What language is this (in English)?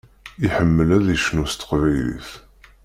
Kabyle